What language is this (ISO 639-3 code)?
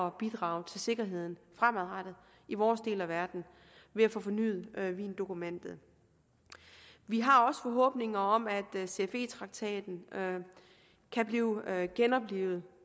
dan